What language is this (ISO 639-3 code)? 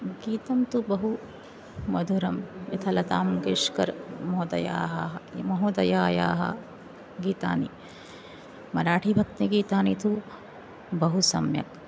san